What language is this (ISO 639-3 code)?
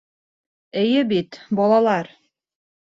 bak